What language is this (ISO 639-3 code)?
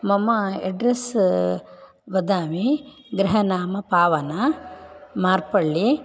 san